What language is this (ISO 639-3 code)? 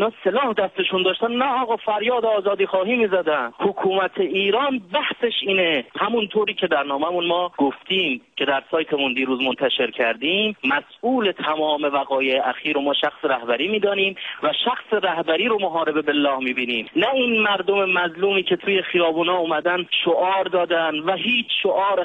fas